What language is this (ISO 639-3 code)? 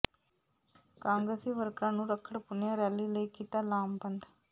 pan